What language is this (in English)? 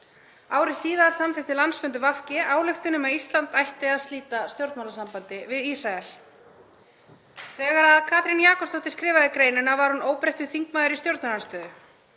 Icelandic